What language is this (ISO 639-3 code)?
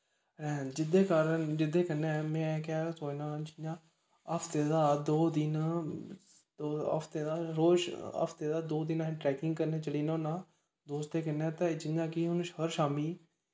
doi